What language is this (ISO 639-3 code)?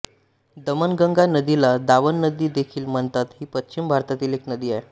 mar